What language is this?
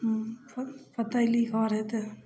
Maithili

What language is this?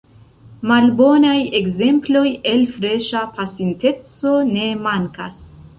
Esperanto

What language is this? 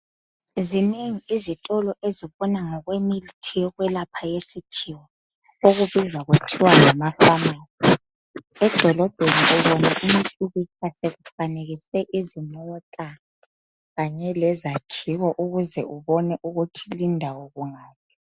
North Ndebele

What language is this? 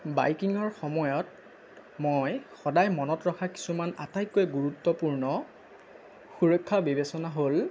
Assamese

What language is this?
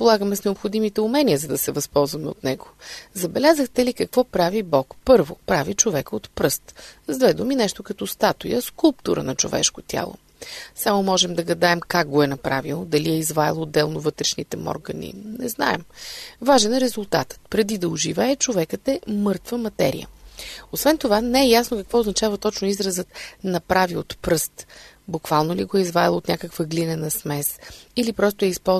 Bulgarian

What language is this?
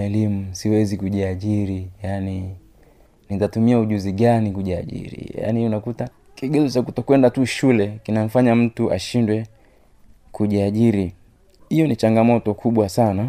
Swahili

